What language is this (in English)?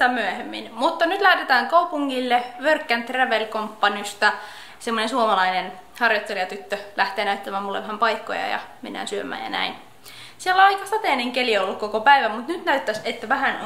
Finnish